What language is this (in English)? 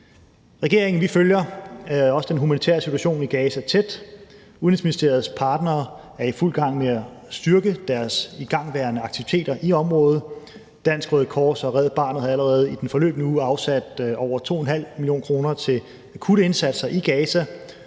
Danish